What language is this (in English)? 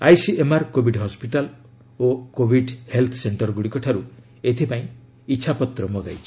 Odia